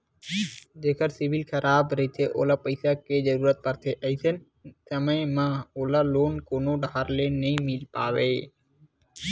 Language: Chhattisgarhi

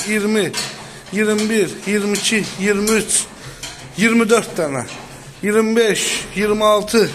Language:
Turkish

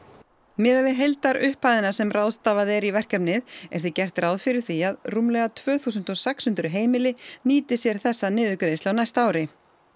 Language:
Icelandic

